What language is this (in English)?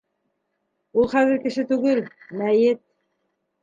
Bashkir